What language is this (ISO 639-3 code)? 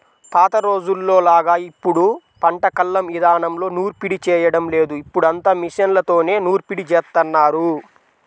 tel